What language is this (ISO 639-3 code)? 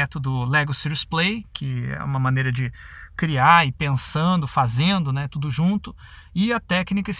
por